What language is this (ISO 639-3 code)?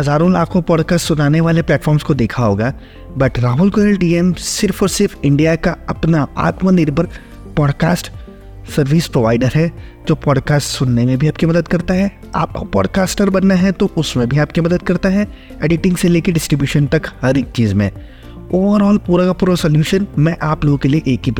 hin